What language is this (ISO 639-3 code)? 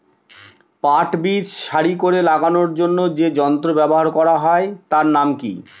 ben